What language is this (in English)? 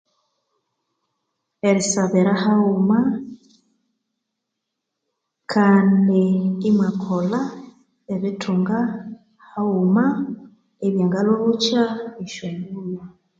Konzo